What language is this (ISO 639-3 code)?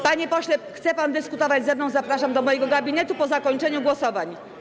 pol